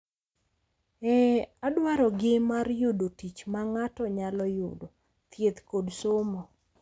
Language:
Luo (Kenya and Tanzania)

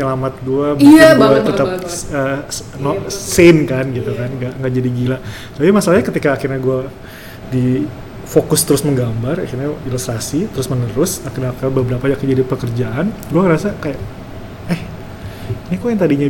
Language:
Indonesian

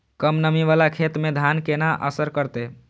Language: Maithili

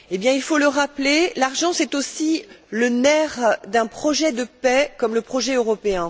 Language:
French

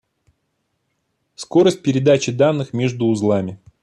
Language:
Russian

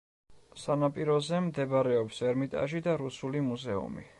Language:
Georgian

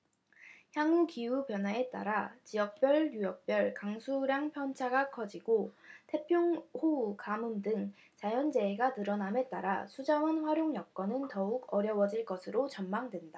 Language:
Korean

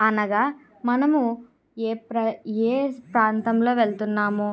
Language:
Telugu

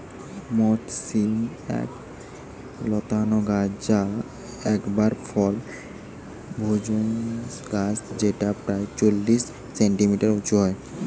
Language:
Bangla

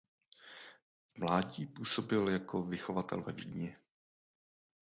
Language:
Czech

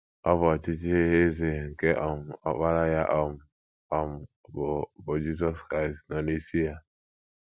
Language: Igbo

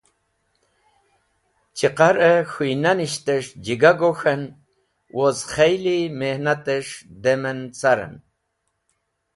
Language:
Wakhi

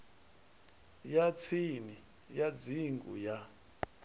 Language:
Venda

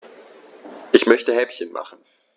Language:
German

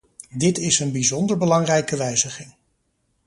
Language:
Dutch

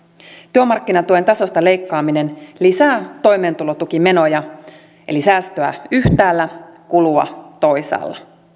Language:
Finnish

